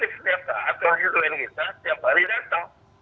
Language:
Indonesian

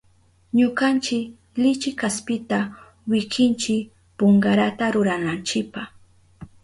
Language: Southern Pastaza Quechua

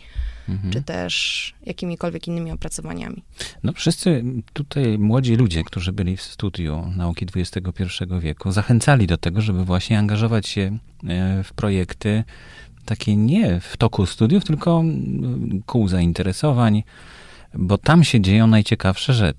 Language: Polish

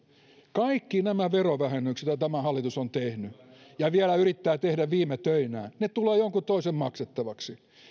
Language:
Finnish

